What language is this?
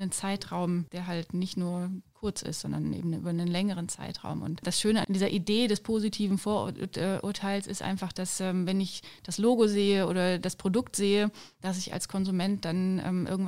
German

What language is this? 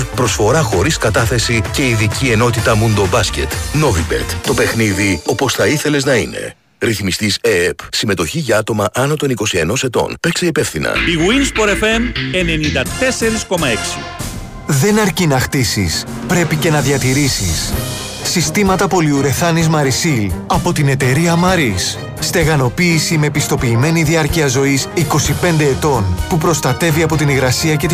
Greek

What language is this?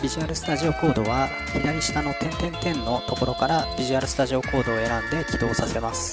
Japanese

